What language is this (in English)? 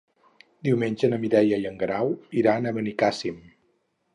Catalan